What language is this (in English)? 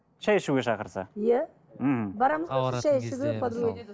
Kazakh